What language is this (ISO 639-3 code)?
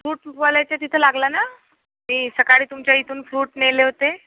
mar